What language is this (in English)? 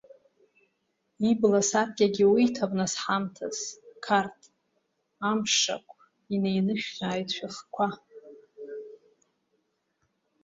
Abkhazian